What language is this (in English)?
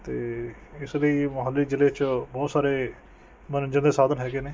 Punjabi